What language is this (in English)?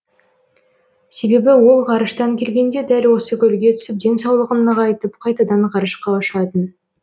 Kazakh